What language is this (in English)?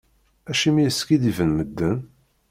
Kabyle